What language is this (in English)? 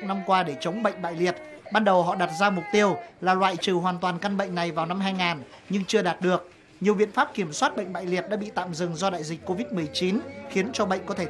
Vietnamese